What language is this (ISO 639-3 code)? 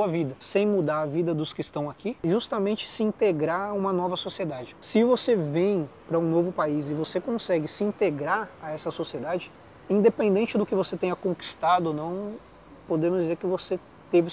por